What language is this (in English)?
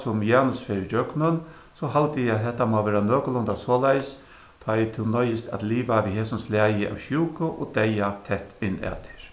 Faroese